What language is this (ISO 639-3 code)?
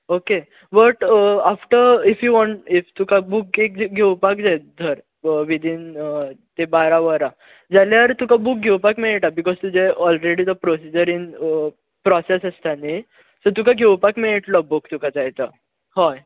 kok